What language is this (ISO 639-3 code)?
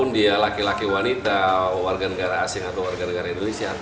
ind